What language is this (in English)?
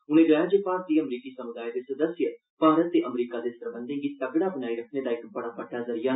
Dogri